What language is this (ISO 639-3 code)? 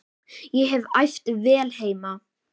isl